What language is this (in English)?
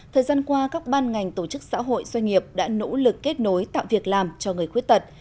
Vietnamese